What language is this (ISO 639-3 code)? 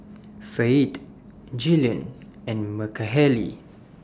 eng